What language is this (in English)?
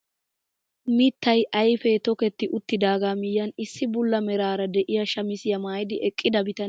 Wolaytta